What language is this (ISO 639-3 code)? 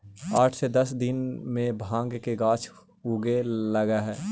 mag